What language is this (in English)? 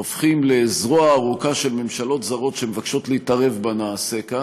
Hebrew